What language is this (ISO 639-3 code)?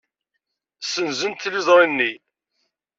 kab